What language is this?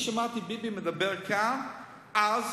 Hebrew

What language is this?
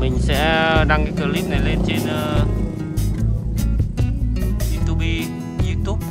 Vietnamese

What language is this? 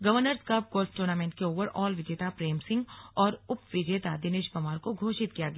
Hindi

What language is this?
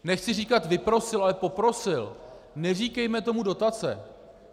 Czech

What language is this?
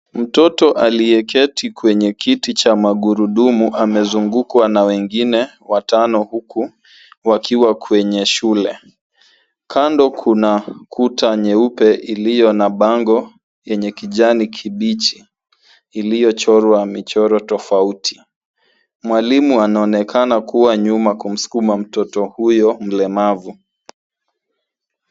Swahili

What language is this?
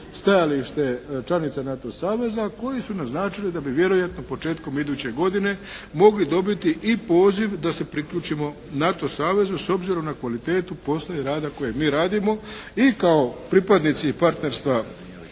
Croatian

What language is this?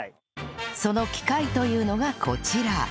Japanese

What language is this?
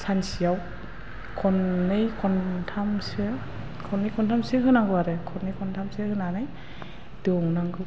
Bodo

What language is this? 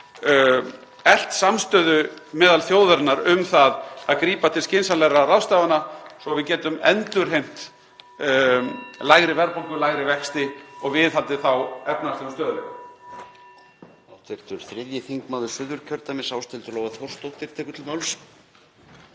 Icelandic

